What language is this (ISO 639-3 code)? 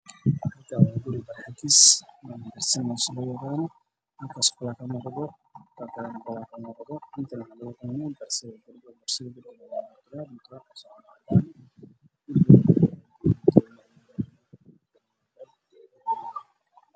som